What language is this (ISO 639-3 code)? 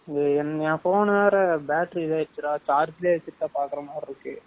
tam